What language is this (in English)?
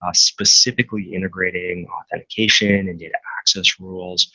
English